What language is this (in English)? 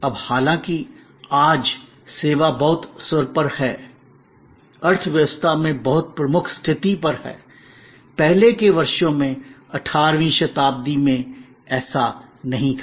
Hindi